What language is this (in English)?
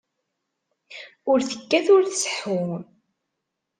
Kabyle